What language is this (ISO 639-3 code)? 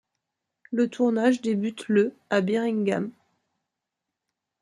fra